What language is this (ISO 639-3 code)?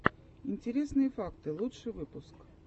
rus